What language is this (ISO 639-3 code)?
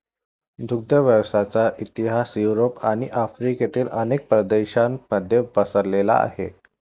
mar